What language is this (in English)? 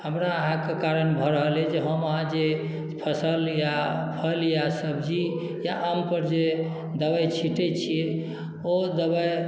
Maithili